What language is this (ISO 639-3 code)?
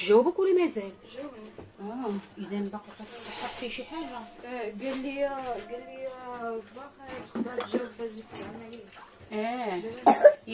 ara